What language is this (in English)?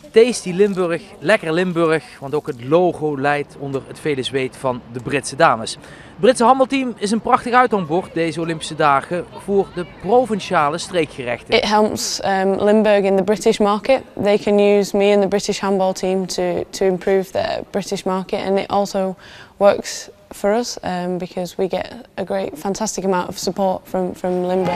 Dutch